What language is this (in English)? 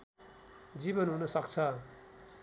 Nepali